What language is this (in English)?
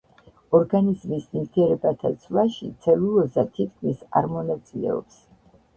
Georgian